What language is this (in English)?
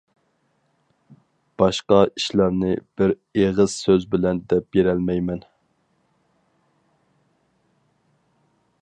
Uyghur